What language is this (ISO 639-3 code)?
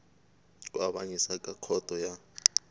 tso